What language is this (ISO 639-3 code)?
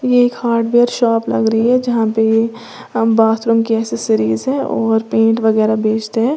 hin